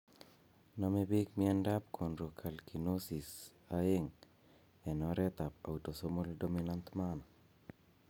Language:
Kalenjin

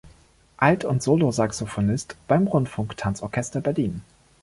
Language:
German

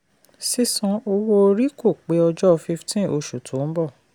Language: Yoruba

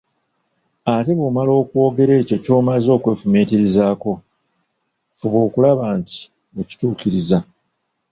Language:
Ganda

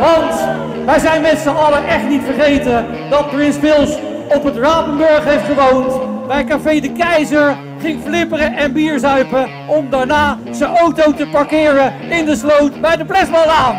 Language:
Dutch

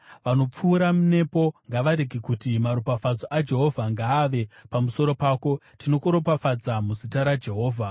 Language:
Shona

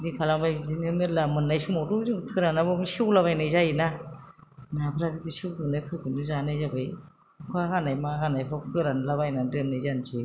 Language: Bodo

